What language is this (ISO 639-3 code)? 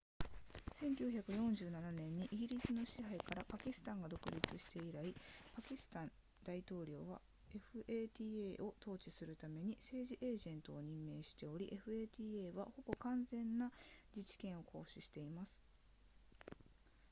jpn